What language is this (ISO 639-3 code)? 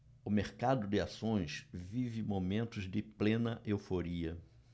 por